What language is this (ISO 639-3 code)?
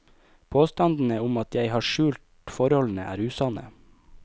nor